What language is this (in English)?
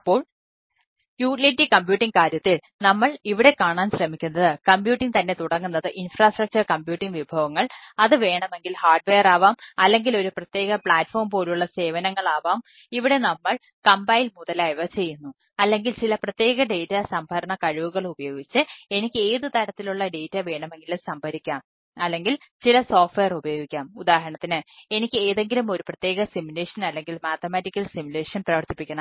Malayalam